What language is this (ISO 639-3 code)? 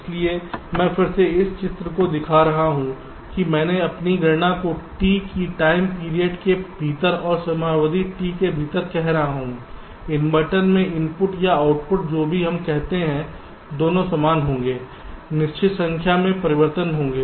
hin